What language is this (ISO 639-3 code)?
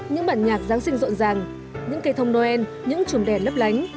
vie